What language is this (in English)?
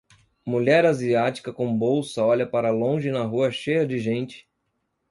Portuguese